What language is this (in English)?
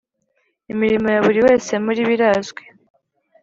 Kinyarwanda